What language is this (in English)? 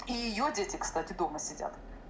Russian